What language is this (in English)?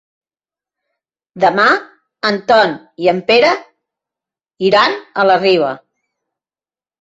Catalan